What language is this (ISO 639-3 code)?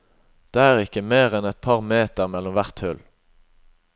nor